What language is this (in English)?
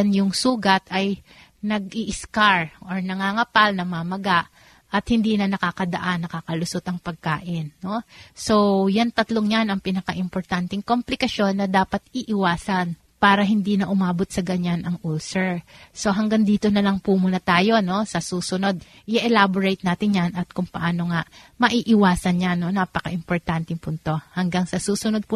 Filipino